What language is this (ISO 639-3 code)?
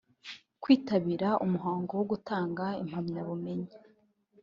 kin